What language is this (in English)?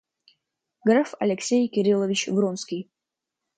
Russian